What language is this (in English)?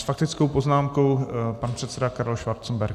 Czech